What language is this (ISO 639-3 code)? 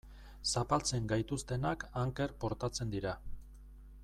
eus